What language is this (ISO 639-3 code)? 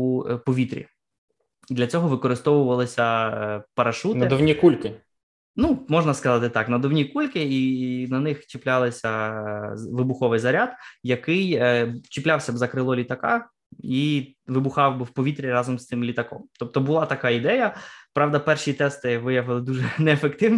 ukr